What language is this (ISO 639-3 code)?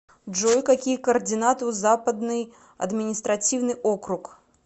rus